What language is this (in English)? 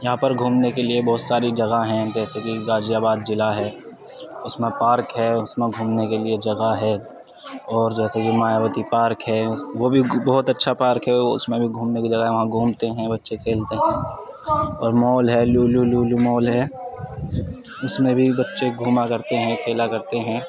Urdu